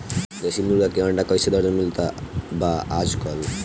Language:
Bhojpuri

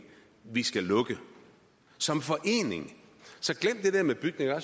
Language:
Danish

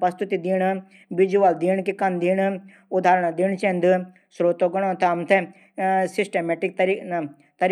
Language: Garhwali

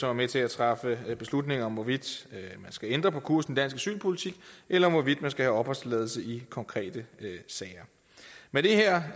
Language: Danish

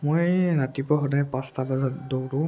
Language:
Assamese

